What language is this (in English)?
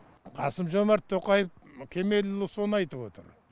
Kazakh